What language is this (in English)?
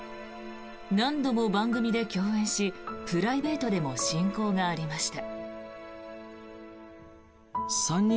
Japanese